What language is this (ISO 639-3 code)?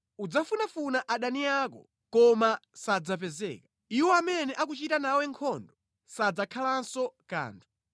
nya